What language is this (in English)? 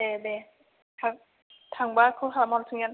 Bodo